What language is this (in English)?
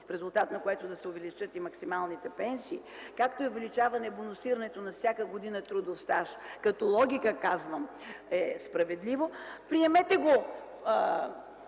Bulgarian